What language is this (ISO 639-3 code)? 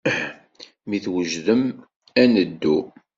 kab